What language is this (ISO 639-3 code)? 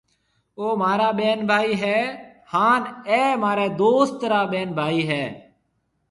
mve